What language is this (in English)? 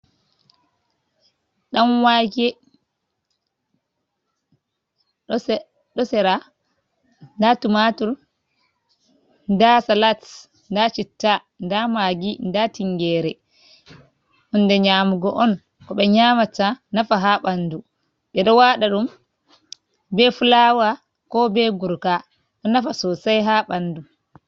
Fula